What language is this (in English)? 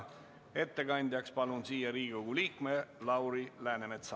Estonian